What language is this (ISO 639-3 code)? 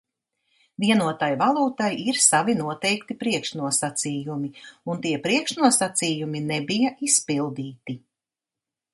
lav